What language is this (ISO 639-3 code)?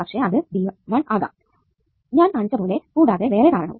mal